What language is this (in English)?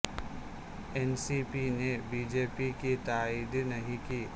Urdu